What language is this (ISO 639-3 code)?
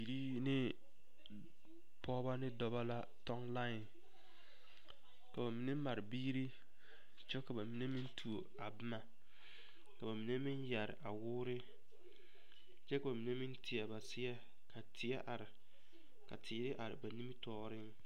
dga